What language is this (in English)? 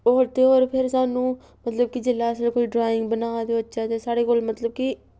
Dogri